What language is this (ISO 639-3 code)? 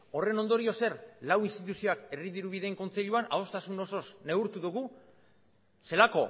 eus